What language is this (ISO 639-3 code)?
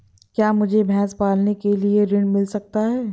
hin